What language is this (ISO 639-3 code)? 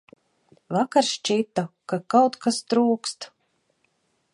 lav